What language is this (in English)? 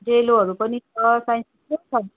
Nepali